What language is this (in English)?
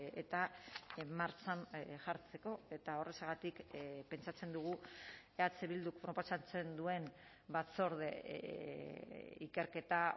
Basque